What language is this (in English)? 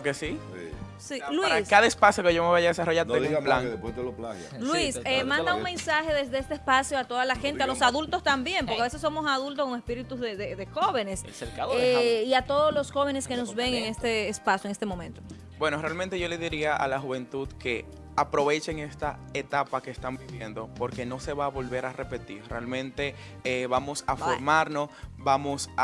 Spanish